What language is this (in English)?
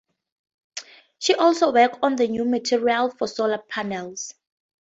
English